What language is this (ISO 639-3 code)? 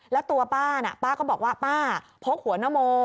tha